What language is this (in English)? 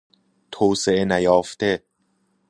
Persian